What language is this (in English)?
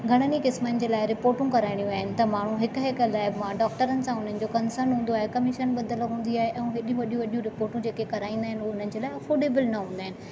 Sindhi